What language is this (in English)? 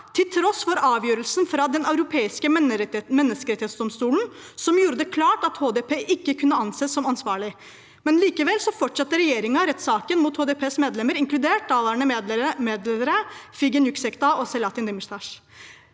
Norwegian